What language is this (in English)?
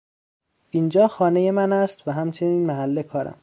Persian